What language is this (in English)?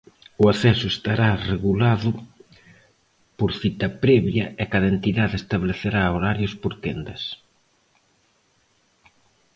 Galician